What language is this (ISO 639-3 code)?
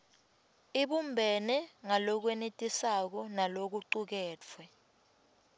ssw